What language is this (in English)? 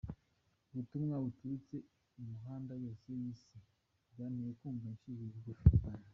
Kinyarwanda